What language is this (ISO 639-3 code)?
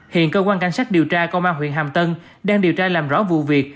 vie